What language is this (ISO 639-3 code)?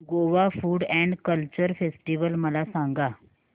mar